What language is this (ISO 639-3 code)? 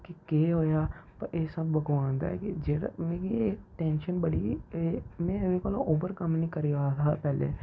doi